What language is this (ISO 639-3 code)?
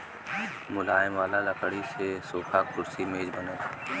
bho